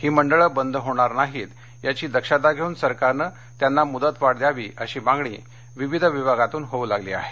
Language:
Marathi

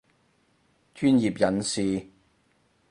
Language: Cantonese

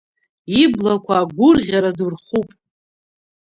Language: Abkhazian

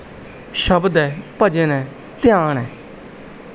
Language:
Punjabi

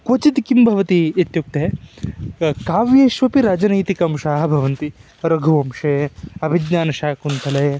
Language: Sanskrit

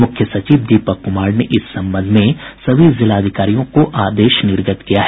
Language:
Hindi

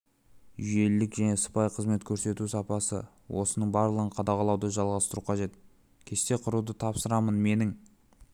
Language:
Kazakh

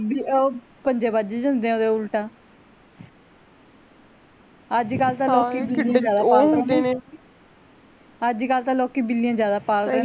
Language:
Punjabi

